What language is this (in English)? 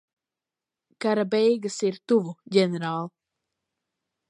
Latvian